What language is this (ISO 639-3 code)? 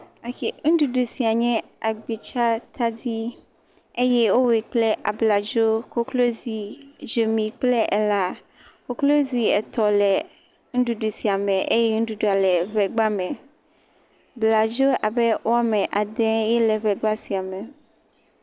ewe